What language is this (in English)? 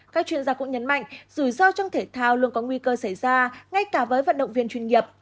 Vietnamese